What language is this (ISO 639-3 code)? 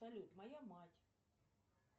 rus